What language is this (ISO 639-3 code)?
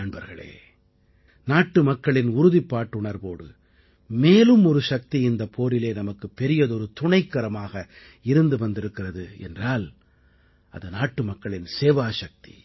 tam